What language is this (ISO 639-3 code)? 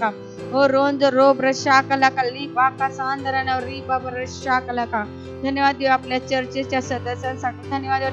hin